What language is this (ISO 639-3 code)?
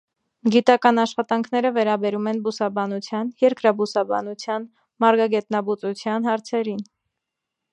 hye